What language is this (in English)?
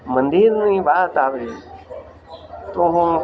Gujarati